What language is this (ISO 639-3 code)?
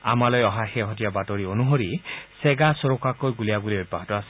asm